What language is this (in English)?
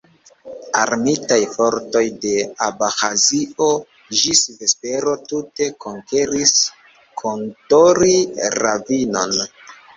Esperanto